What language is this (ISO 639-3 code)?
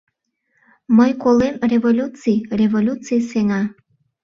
chm